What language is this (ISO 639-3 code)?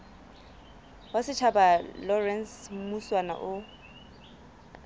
sot